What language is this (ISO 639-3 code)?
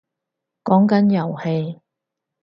yue